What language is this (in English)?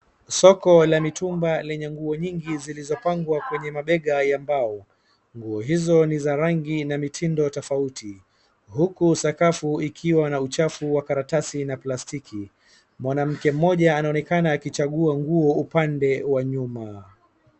Swahili